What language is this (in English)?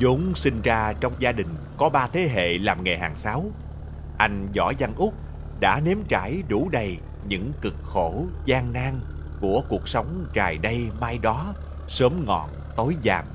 Vietnamese